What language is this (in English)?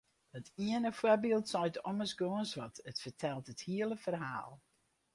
Western Frisian